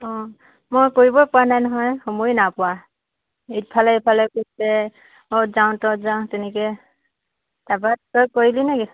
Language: Assamese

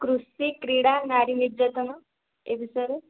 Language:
Odia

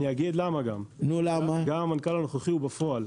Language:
Hebrew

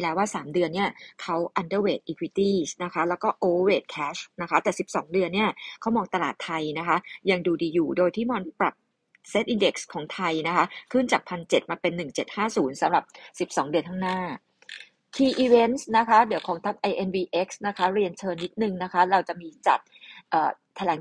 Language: Thai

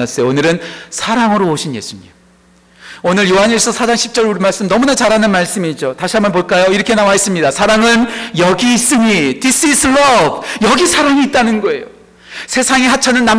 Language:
Korean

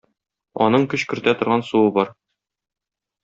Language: Tatar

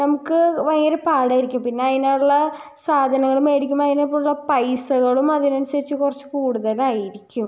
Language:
Malayalam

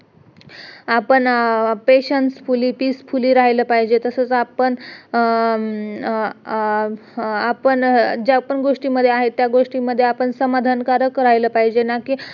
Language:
Marathi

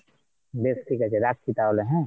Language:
Bangla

